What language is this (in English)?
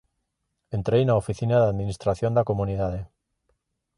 Galician